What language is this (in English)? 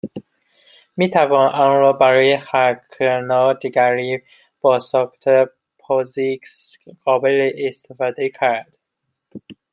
Persian